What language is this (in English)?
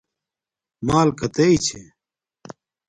Domaaki